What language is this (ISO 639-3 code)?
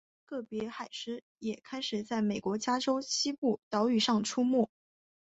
zho